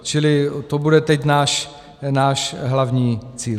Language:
Czech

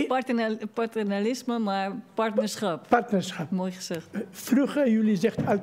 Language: Dutch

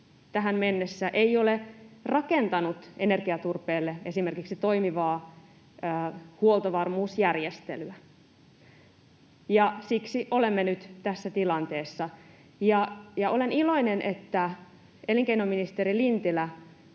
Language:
Finnish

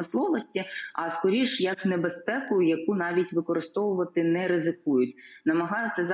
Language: Ukrainian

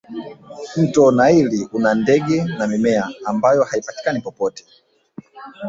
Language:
Swahili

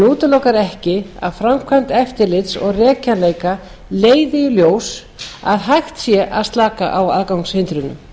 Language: Icelandic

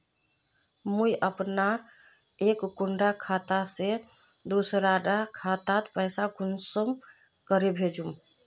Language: Magahi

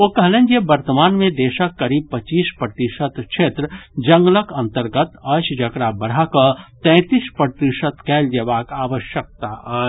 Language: Maithili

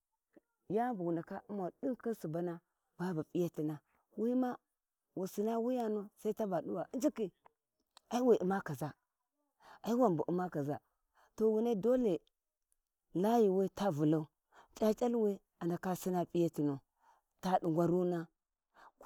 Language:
Warji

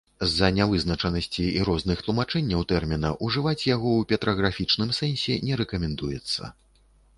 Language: Belarusian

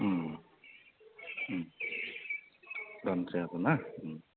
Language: Bodo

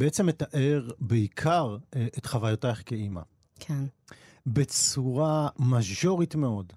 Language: Hebrew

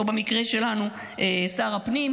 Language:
Hebrew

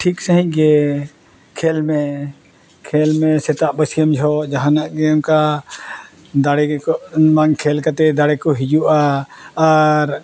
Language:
Santali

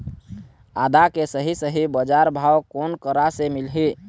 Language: Chhattisgarhi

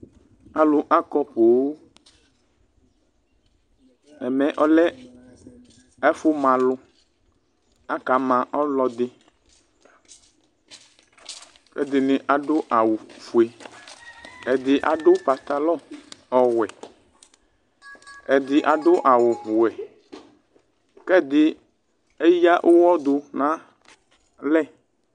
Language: Ikposo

